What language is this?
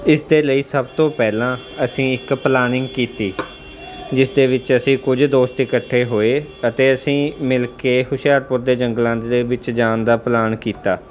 Punjabi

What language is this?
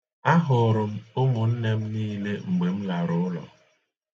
Igbo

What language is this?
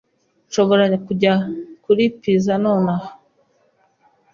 Kinyarwanda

